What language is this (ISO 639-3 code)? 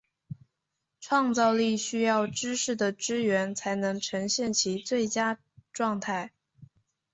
zho